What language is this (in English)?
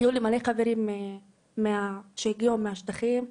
Hebrew